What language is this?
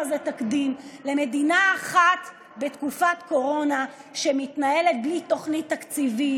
Hebrew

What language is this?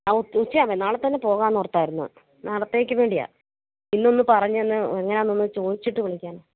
Malayalam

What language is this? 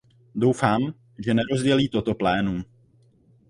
Czech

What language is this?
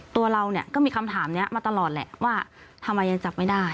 Thai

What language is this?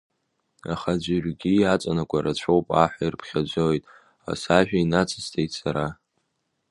Abkhazian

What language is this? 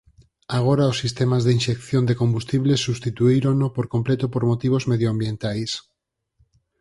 Galician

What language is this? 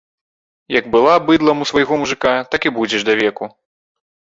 Belarusian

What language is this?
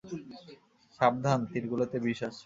Bangla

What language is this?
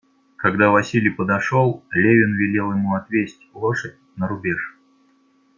Russian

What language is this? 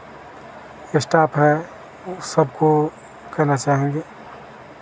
Hindi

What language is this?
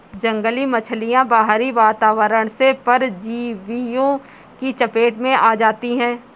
Hindi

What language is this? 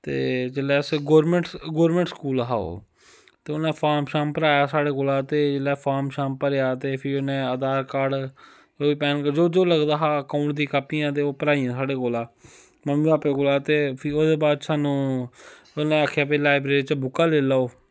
Dogri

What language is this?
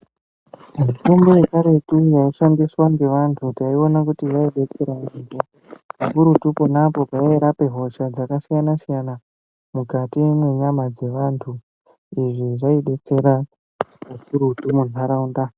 Ndau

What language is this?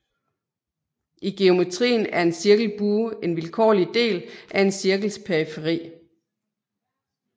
Danish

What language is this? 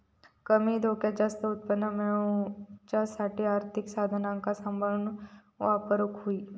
Marathi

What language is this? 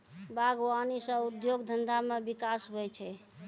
Maithili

